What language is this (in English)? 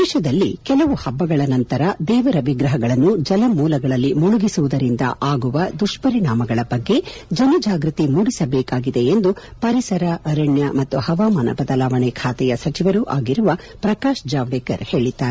Kannada